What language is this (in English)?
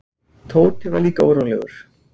Icelandic